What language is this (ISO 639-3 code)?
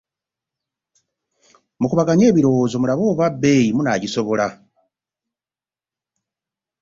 lug